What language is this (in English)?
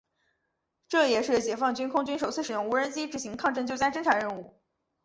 Chinese